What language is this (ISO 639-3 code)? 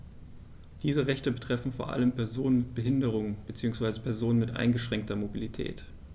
deu